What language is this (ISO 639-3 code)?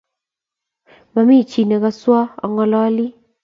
kln